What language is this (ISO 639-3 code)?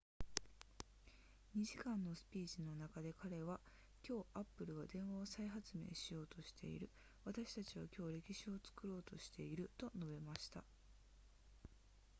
jpn